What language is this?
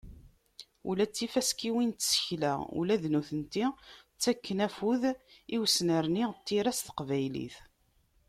Kabyle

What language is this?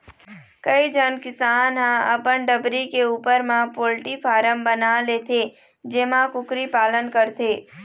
Chhattisgarhi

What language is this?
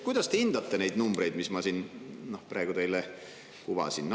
Estonian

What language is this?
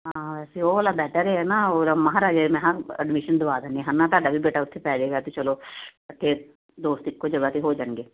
Punjabi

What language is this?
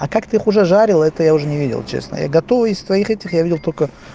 Russian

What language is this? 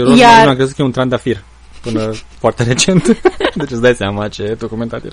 Romanian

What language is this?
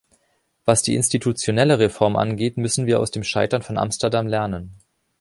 German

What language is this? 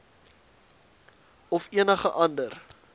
Afrikaans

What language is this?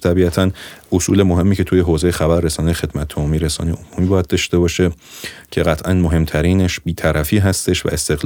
Persian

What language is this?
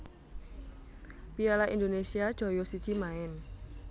Javanese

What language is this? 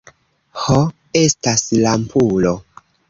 Esperanto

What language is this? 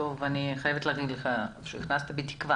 Hebrew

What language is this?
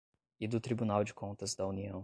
Portuguese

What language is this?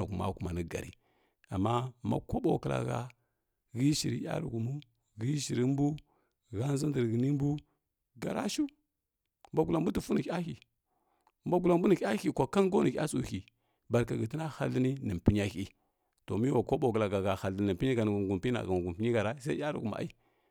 Kirya-Konzəl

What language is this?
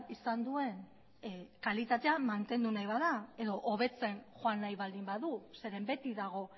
Basque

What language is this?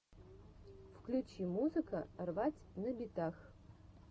Russian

